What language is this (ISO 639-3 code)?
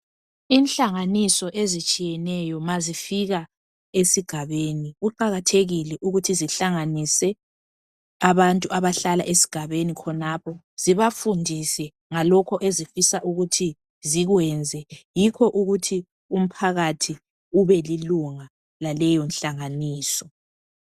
nde